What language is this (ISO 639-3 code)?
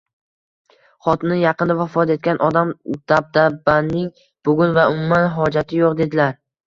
uzb